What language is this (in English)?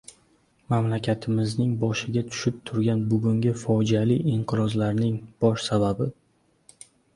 Uzbek